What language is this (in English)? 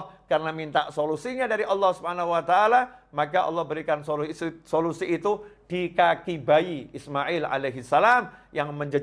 Indonesian